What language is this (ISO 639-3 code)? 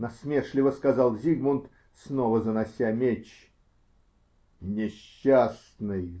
rus